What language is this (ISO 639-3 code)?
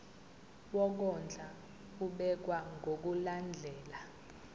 zul